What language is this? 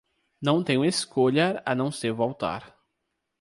Portuguese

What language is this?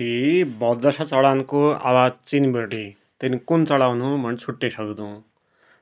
Dotyali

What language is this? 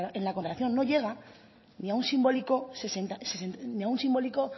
Spanish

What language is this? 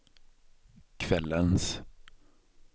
Swedish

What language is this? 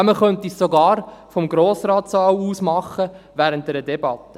Swiss German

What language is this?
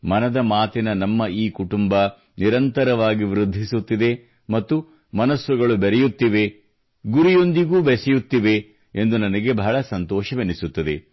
Kannada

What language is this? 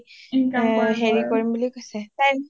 Assamese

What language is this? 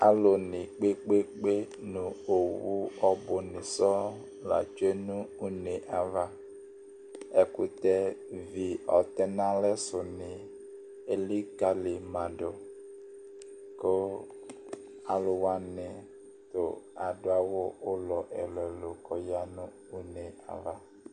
Ikposo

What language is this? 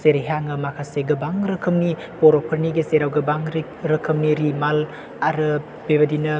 Bodo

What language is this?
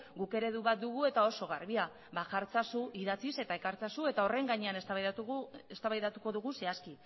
Basque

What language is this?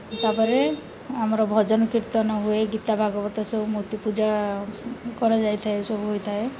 Odia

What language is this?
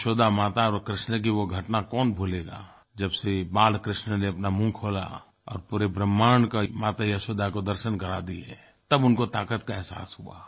Hindi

